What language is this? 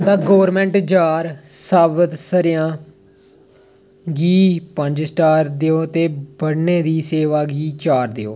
Dogri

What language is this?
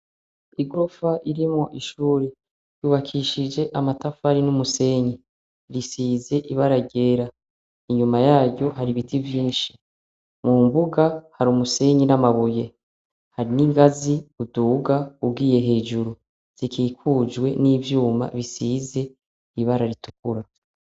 Rundi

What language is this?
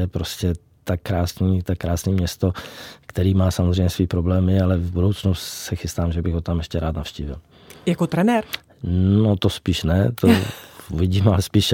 Czech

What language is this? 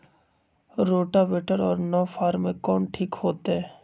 Magahi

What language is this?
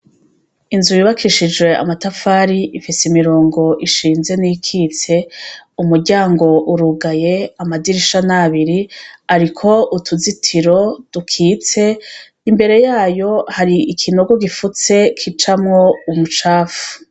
Rundi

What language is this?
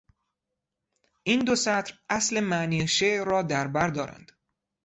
Persian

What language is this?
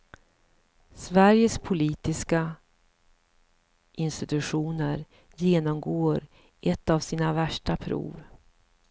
Swedish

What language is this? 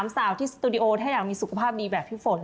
Thai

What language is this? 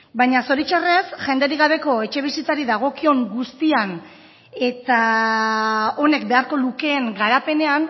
Basque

